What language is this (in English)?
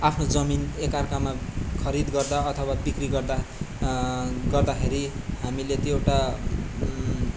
Nepali